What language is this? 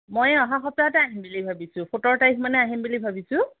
Assamese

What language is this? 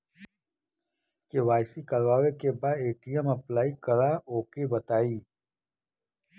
Bhojpuri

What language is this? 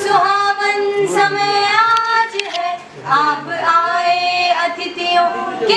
Hindi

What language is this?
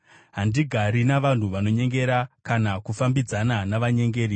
Shona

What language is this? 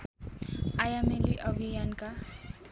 Nepali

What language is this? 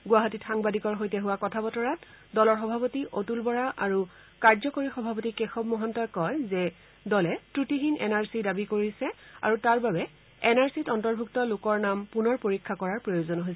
Assamese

